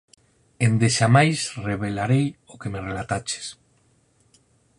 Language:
Galician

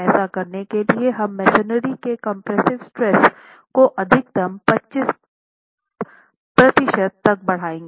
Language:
Hindi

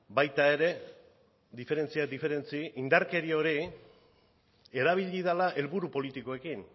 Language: Basque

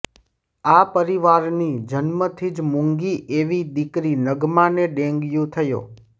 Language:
Gujarati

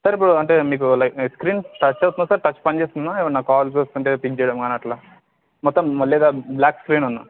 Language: Telugu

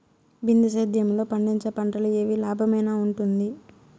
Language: Telugu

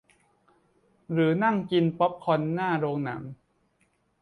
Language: Thai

